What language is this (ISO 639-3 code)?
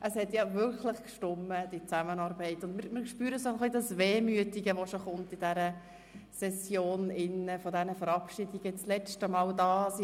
gsw